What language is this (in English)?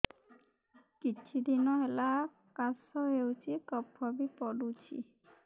Odia